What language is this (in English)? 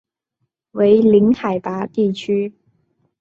Chinese